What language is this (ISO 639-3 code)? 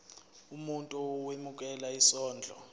zul